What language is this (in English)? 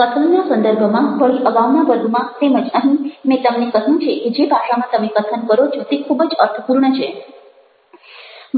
Gujarati